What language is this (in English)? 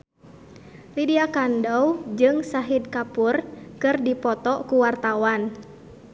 Sundanese